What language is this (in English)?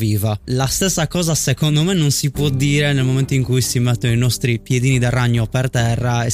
Italian